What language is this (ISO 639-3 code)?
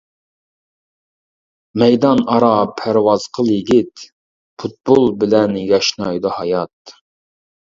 uig